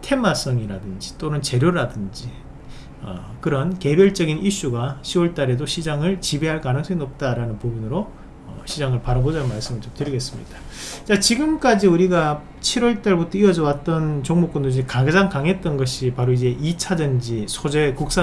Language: Korean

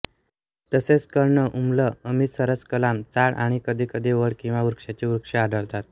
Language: Marathi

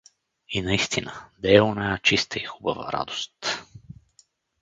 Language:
Bulgarian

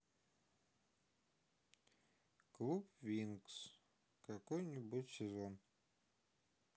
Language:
Russian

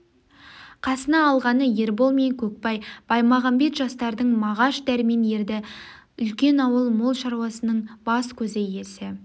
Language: Kazakh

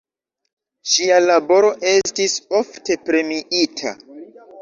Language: Esperanto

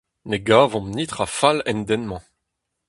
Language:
Breton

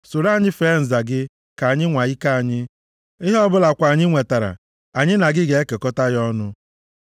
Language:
Igbo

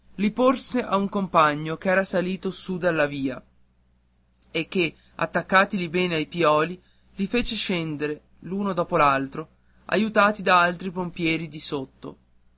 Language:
Italian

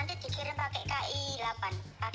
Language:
Indonesian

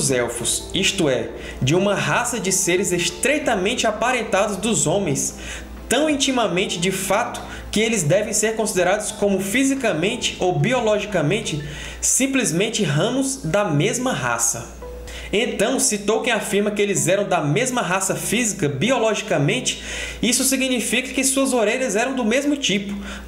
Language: Portuguese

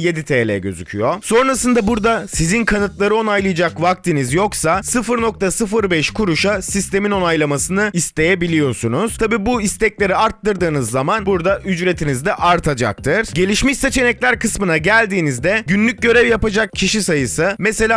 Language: Turkish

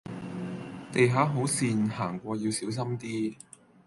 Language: Cantonese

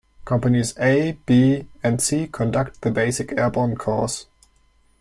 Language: English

